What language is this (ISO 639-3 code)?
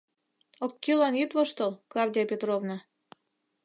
chm